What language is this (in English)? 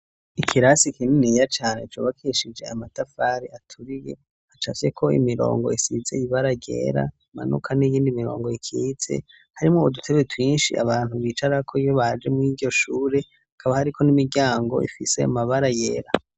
Rundi